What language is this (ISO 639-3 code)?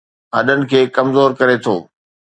snd